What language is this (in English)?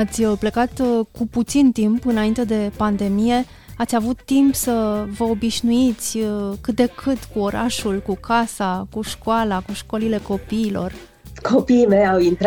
Romanian